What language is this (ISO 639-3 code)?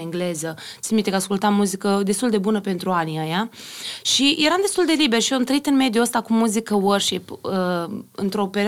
ron